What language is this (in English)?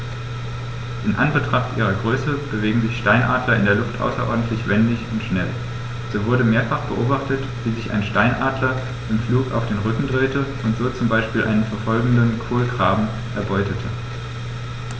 German